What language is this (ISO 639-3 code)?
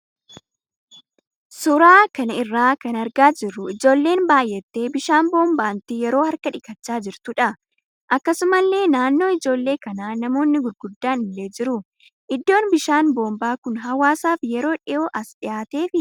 orm